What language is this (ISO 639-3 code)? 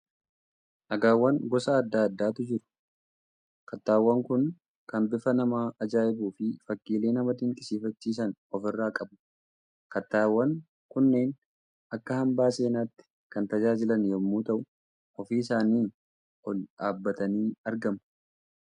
orm